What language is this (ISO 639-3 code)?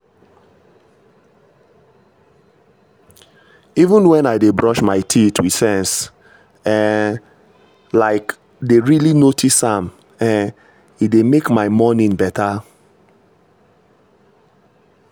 pcm